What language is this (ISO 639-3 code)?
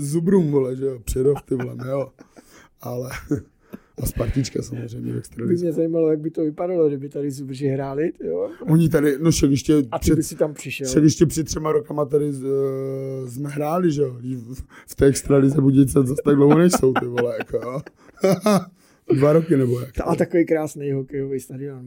ces